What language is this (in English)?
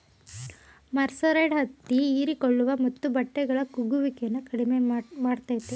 Kannada